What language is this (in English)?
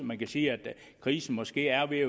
Danish